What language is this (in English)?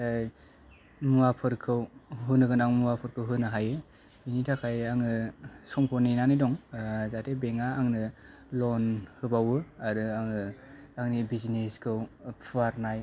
Bodo